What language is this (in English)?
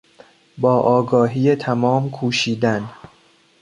Persian